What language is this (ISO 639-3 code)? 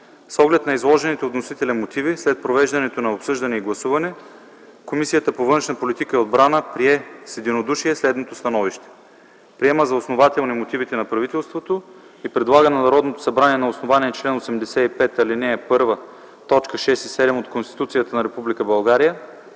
bul